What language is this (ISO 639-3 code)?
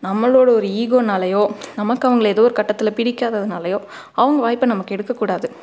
tam